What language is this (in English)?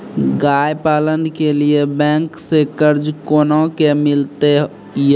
Maithili